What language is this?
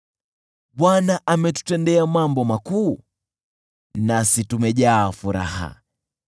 Swahili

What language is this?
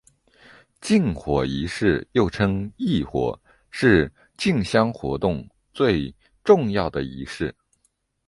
Chinese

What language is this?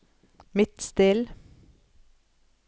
Norwegian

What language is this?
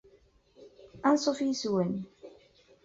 Kabyle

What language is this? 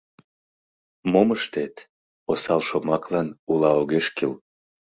Mari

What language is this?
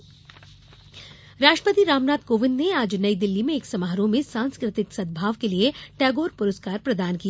Hindi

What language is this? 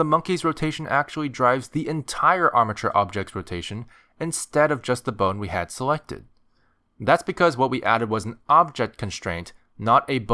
English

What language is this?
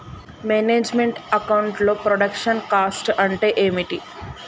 Telugu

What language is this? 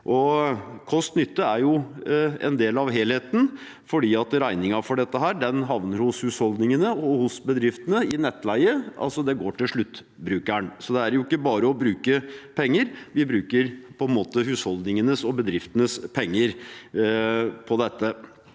Norwegian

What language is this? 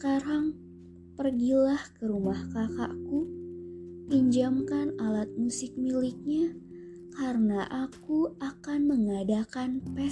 Indonesian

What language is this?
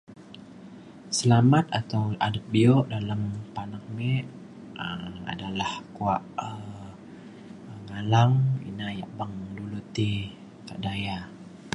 Mainstream Kenyah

